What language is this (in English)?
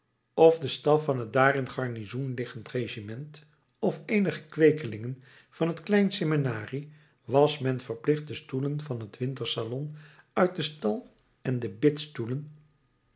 Dutch